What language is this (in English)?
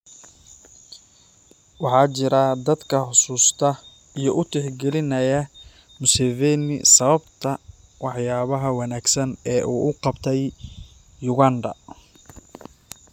Somali